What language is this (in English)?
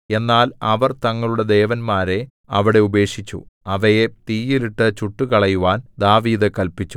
Malayalam